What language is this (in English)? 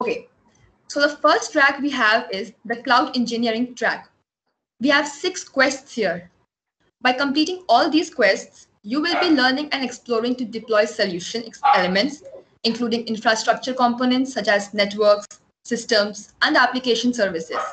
English